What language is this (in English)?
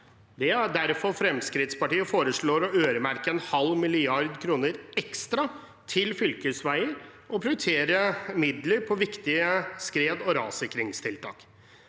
Norwegian